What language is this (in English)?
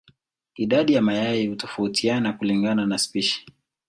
Swahili